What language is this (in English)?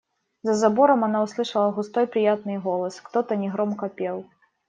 Russian